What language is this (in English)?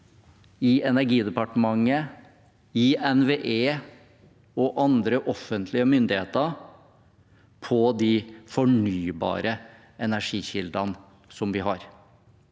Norwegian